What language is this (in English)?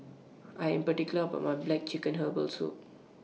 English